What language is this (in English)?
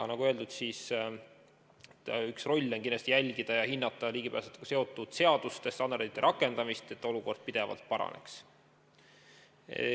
Estonian